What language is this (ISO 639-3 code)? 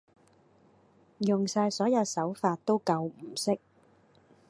yue